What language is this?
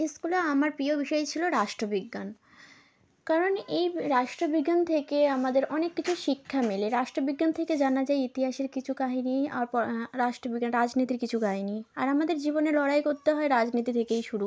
Bangla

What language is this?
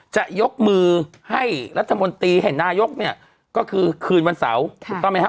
Thai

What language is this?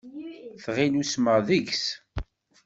Kabyle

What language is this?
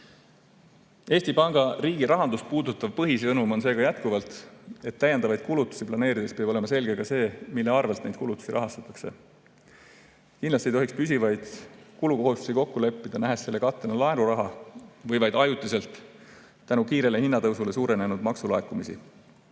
Estonian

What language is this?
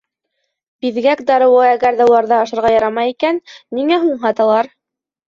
Bashkir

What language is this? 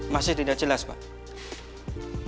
Indonesian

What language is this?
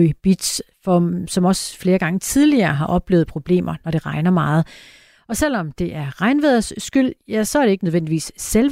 Danish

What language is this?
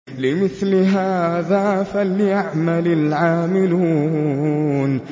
Arabic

